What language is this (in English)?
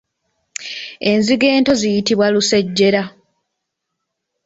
Ganda